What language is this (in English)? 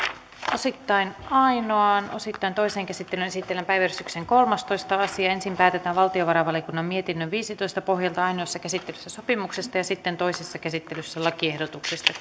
Finnish